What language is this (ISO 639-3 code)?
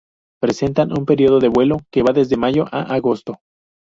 spa